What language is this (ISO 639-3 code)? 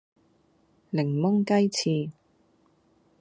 yue